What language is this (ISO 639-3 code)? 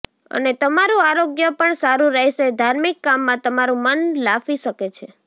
guj